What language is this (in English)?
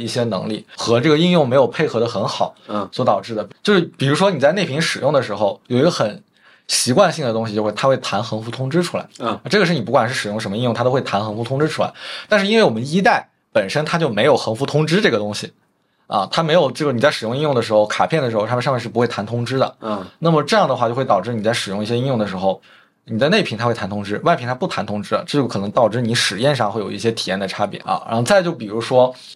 Chinese